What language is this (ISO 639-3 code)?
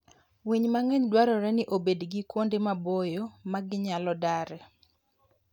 luo